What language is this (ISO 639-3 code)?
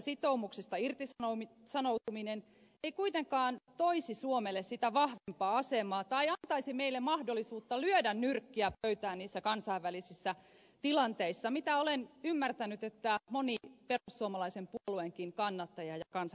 fin